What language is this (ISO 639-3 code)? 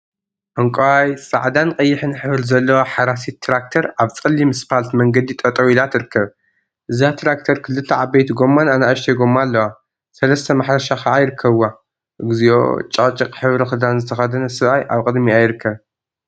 tir